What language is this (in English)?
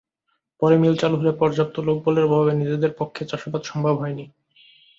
Bangla